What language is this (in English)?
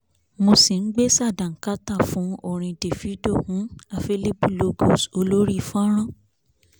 Yoruba